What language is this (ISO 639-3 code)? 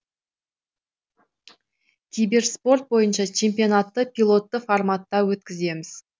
kaz